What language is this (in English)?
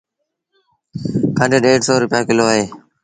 Sindhi Bhil